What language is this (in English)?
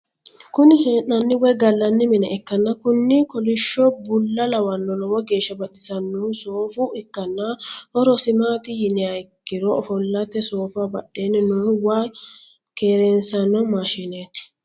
Sidamo